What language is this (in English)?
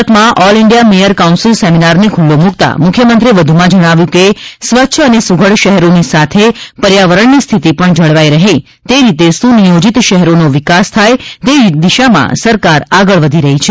Gujarati